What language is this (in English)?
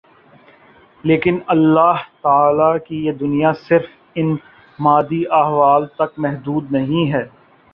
Urdu